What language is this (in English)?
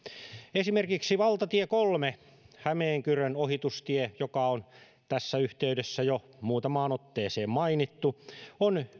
Finnish